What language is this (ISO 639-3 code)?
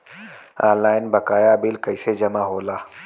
bho